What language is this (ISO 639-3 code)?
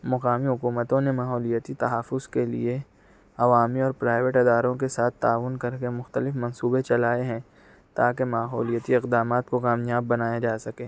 urd